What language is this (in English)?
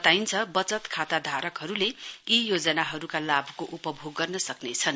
Nepali